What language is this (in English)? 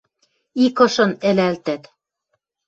Western Mari